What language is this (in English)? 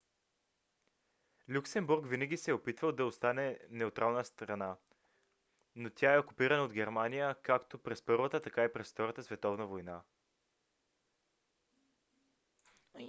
Bulgarian